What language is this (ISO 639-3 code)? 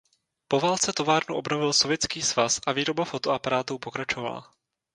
ces